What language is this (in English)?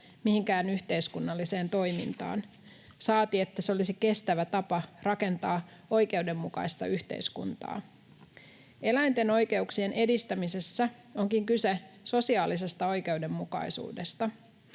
Finnish